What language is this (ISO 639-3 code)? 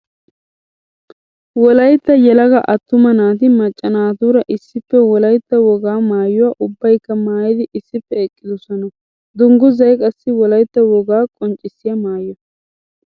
wal